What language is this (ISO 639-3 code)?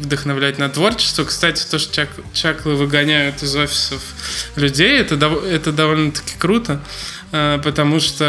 rus